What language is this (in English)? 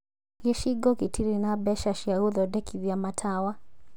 Kikuyu